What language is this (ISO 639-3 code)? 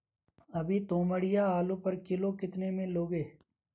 hin